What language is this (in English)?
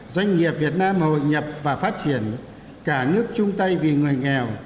Vietnamese